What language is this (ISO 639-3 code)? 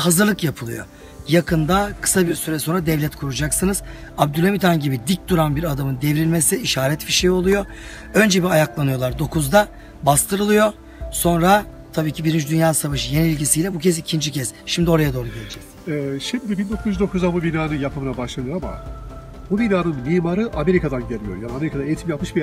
tur